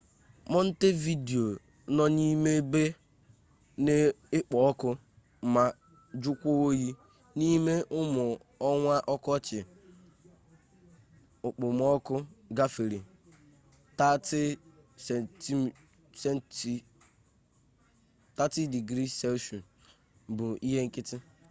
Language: Igbo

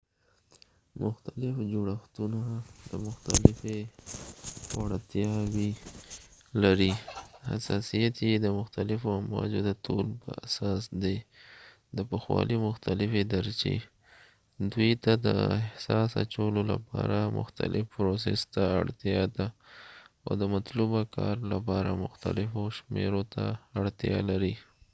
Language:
Pashto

